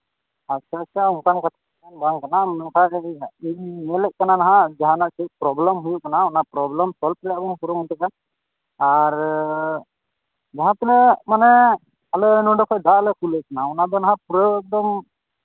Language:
Santali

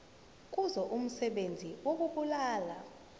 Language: Zulu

